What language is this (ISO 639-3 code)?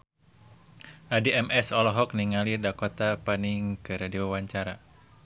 sun